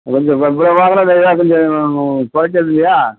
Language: Tamil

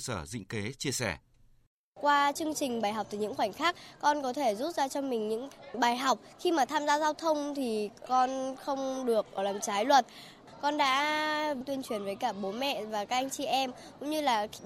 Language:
Vietnamese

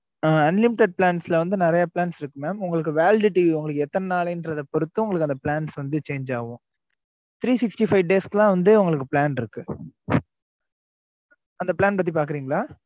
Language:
Tamil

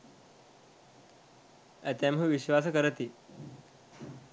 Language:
Sinhala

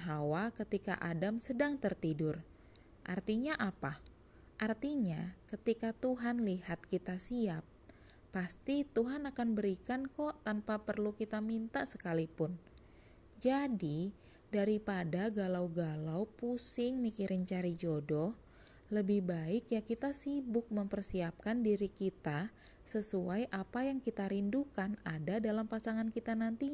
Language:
Indonesian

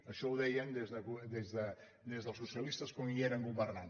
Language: Catalan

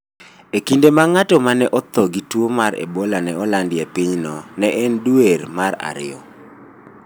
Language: Luo (Kenya and Tanzania)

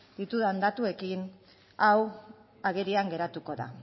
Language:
Basque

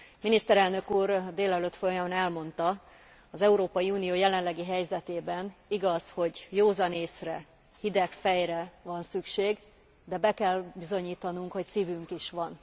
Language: Hungarian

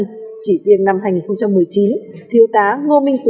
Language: Vietnamese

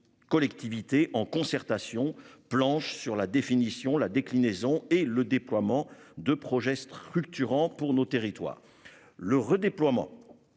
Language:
French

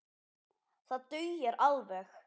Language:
Icelandic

